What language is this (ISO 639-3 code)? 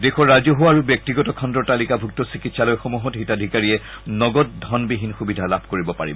asm